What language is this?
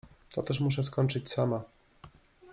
Polish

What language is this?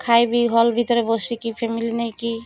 Odia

